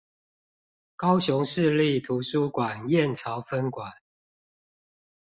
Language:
Chinese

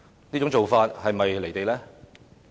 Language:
Cantonese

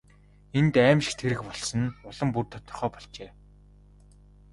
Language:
Mongolian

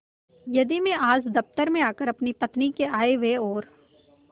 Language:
Hindi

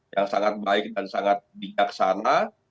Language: Indonesian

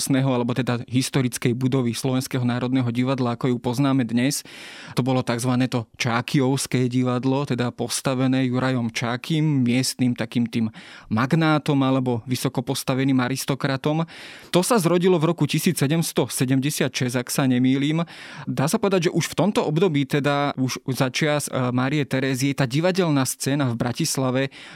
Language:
Slovak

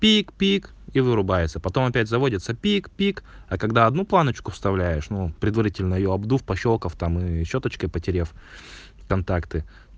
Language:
Russian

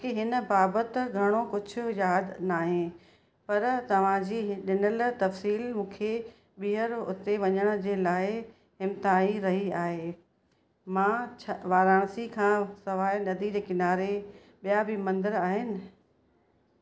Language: Sindhi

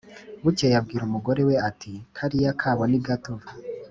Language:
Kinyarwanda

